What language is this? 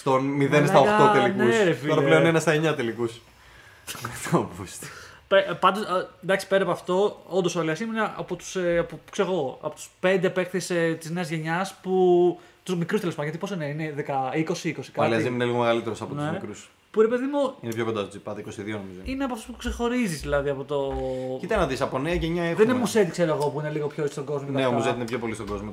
Greek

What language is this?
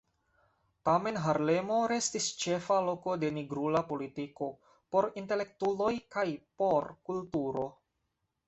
Esperanto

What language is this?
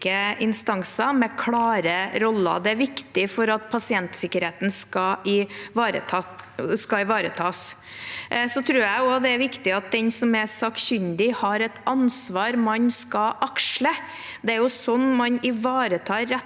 Norwegian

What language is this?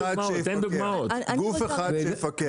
Hebrew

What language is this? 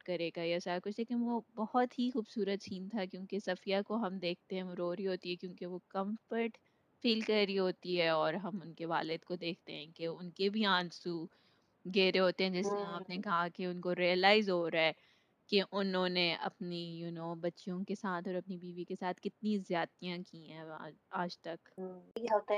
Urdu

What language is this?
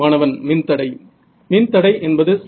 Tamil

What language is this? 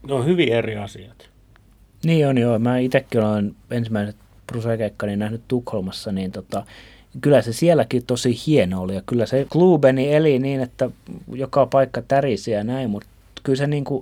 Finnish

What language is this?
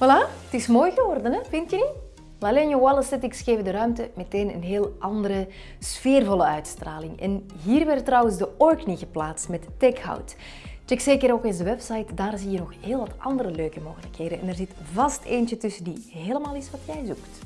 Dutch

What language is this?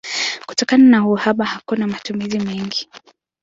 Swahili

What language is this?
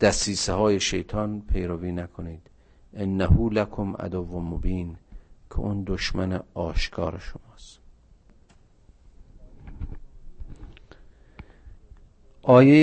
Persian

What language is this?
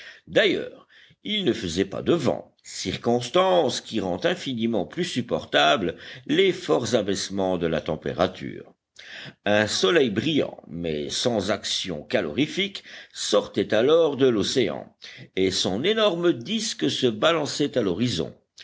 French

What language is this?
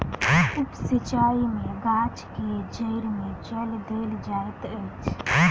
Maithili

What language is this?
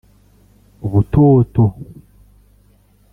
Kinyarwanda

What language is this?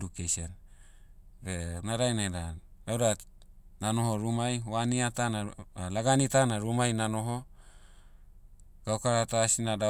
Motu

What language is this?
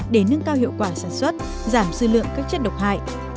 Vietnamese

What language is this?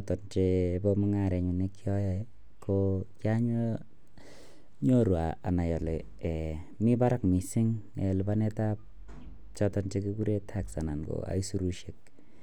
Kalenjin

